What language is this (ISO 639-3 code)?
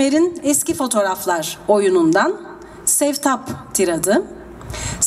tur